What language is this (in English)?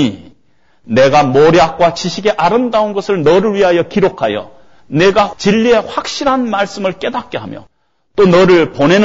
Korean